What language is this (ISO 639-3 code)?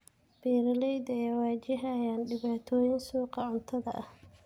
som